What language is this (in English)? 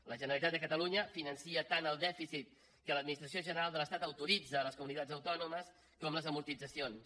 Catalan